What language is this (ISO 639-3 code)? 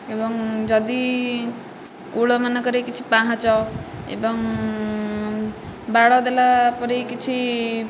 ori